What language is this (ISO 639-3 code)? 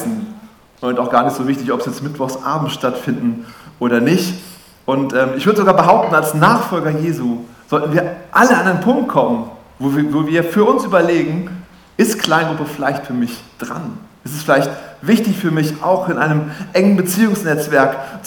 deu